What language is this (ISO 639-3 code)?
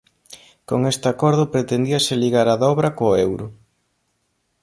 glg